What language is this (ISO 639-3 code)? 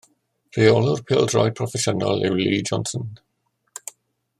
cym